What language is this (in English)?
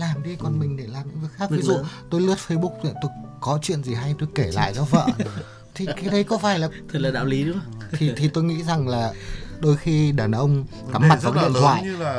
Vietnamese